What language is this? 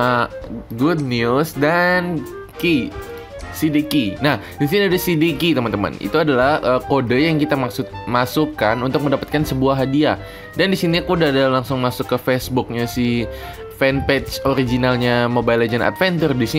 Indonesian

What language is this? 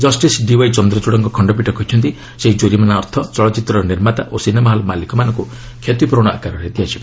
Odia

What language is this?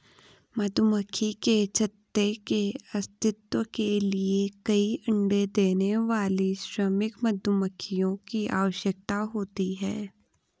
Hindi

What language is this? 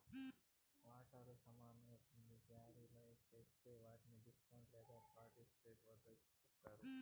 Telugu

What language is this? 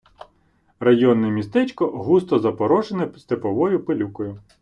Ukrainian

